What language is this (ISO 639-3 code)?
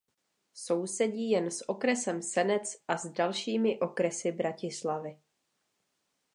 ces